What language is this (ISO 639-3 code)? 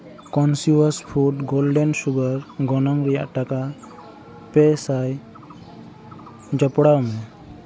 sat